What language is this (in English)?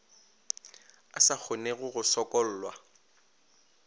Northern Sotho